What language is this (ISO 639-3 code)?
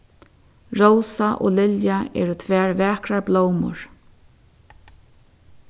fao